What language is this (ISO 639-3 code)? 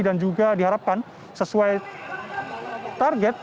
ind